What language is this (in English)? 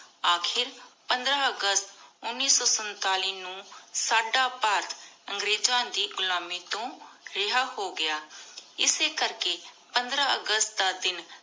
Punjabi